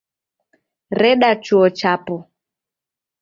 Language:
Taita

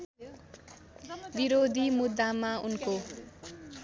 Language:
Nepali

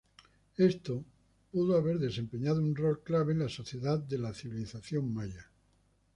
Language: Spanish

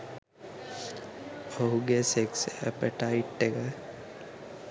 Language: Sinhala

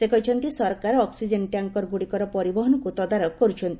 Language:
Odia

